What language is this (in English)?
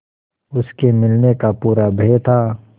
Hindi